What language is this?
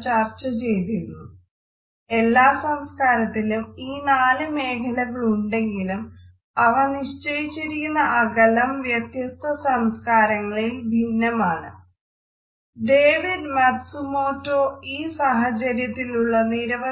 Malayalam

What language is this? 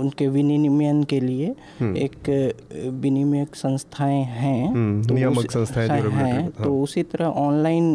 Hindi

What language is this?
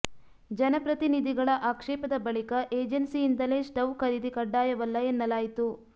Kannada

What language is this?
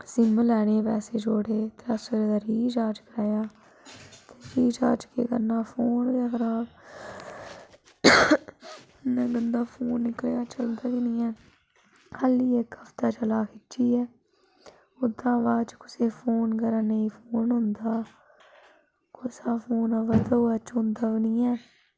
Dogri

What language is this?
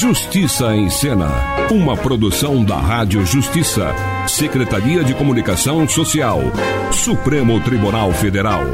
Portuguese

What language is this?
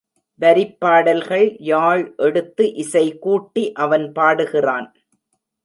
Tamil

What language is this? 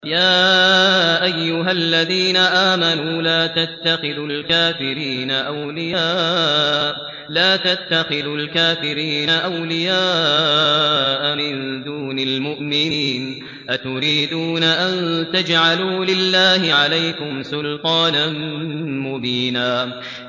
Arabic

